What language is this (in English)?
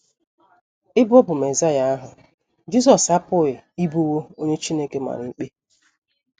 Igbo